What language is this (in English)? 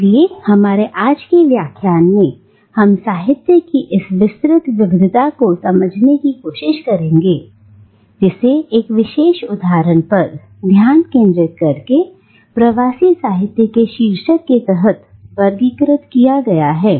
Hindi